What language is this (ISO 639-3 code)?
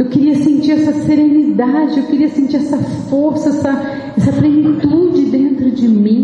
por